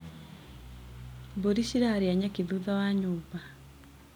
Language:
Kikuyu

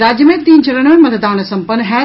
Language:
Maithili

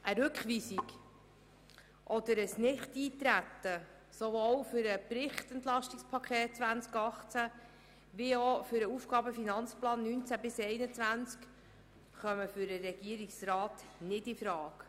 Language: Swiss German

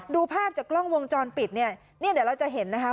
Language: Thai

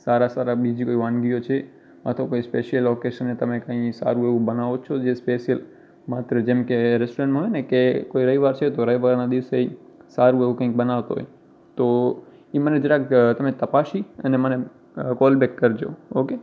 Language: Gujarati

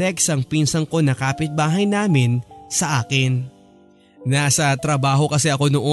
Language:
Filipino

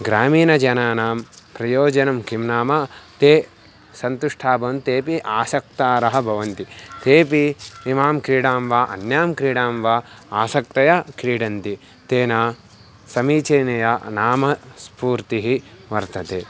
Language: Sanskrit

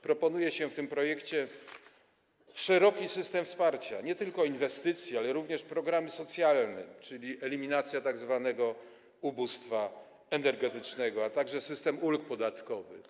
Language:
Polish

